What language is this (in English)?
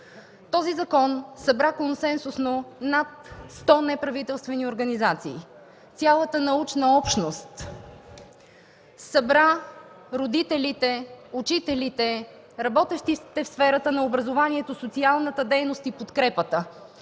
Bulgarian